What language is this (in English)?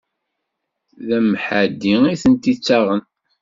Kabyle